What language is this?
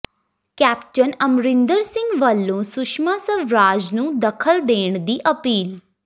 Punjabi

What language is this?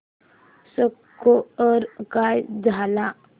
Marathi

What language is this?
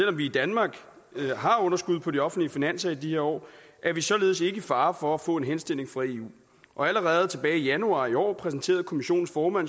Danish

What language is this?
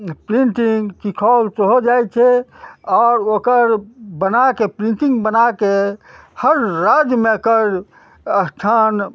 Maithili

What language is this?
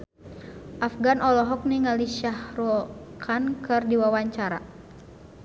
Sundanese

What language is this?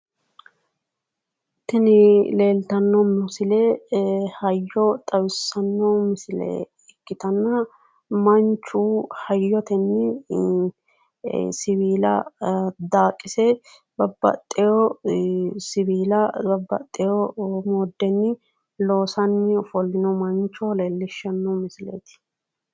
Sidamo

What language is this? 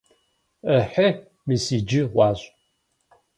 Kabardian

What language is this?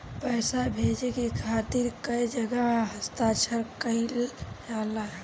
Bhojpuri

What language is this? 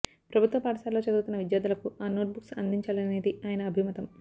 Telugu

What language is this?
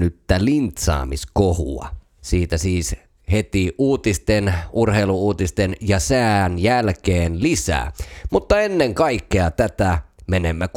Finnish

